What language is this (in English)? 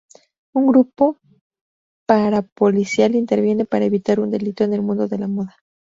Spanish